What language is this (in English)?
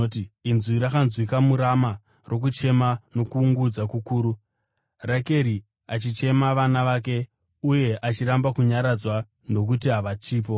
Shona